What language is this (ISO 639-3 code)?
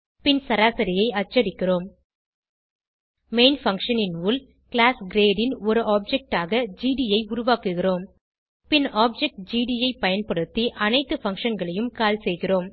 tam